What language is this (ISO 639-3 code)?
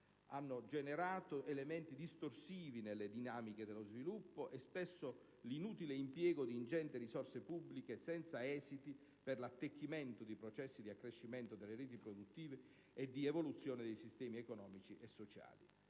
ita